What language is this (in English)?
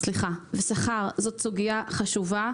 Hebrew